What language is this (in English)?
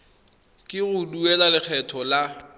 Tswana